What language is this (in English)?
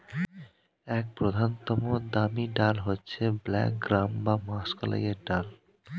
Bangla